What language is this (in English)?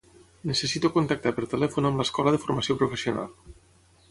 Catalan